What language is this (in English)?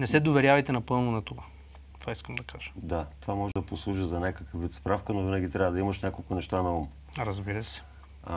Bulgarian